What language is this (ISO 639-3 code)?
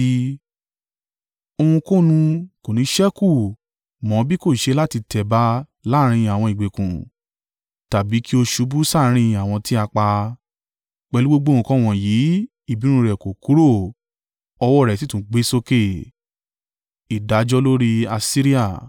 yor